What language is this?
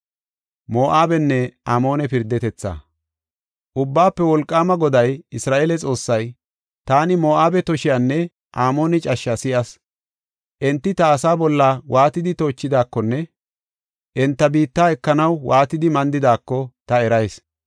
Gofa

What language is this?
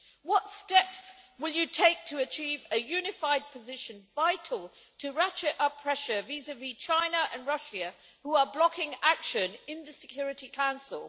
English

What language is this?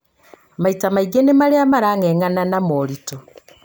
Kikuyu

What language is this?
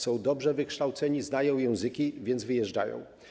Polish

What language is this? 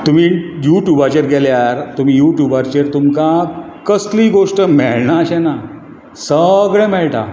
Konkani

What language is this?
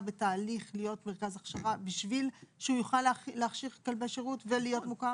Hebrew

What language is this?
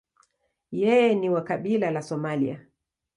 Swahili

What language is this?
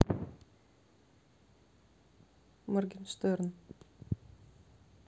Russian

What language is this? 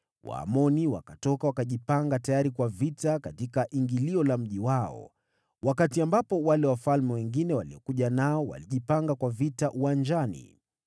Swahili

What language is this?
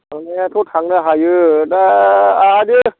Bodo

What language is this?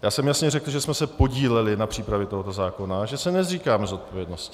Czech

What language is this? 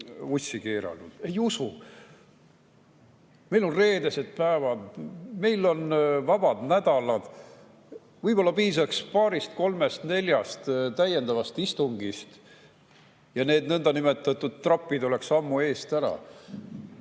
Estonian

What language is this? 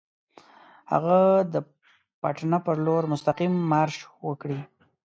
Pashto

